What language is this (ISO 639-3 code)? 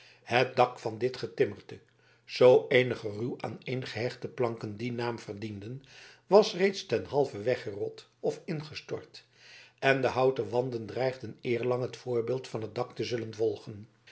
nld